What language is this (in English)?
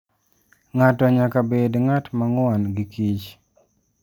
Luo (Kenya and Tanzania)